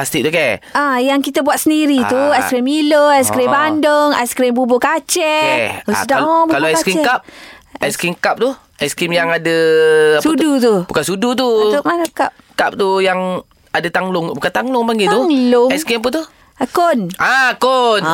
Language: Malay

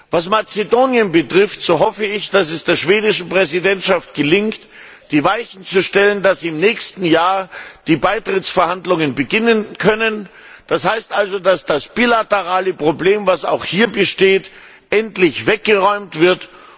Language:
German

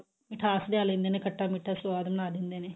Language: Punjabi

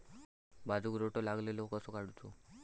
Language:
Marathi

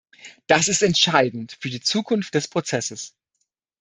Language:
German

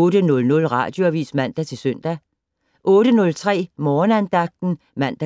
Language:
Danish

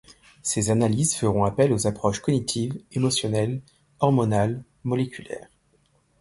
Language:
French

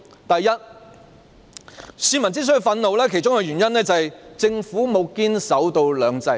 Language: Cantonese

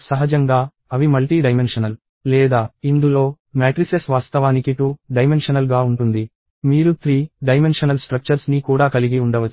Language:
Telugu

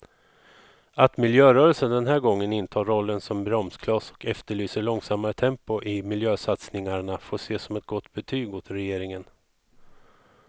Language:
Swedish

